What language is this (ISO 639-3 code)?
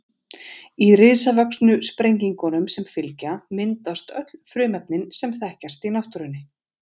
isl